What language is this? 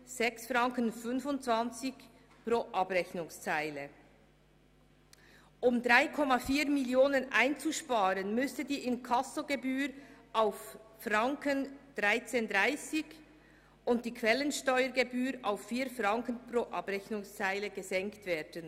Swiss German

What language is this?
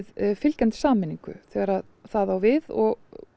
Icelandic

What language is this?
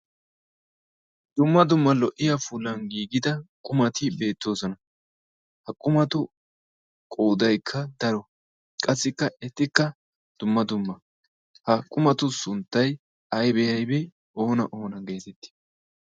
Wolaytta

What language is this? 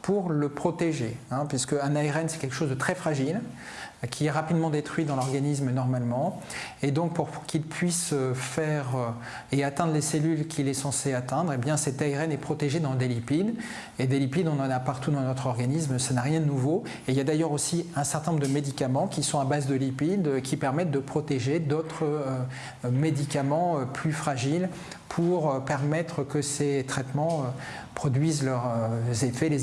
French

